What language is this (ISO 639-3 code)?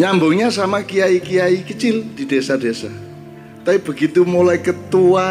ind